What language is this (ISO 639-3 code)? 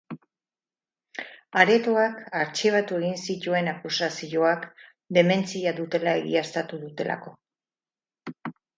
eus